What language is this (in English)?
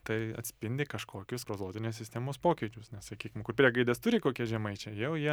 Lithuanian